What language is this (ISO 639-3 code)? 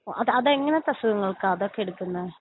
mal